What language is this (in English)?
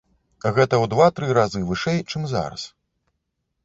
Belarusian